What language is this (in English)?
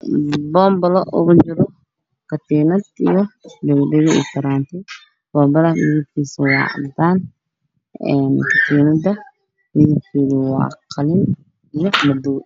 Somali